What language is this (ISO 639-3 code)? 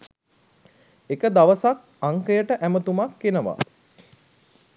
sin